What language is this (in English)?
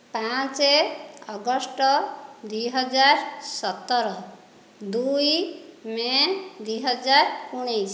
Odia